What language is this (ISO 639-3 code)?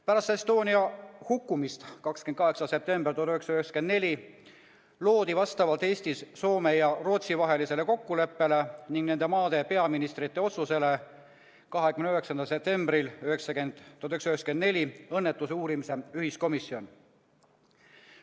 est